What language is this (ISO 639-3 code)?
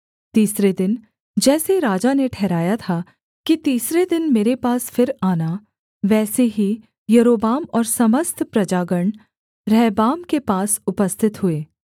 hin